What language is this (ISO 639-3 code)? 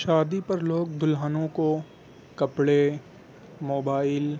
urd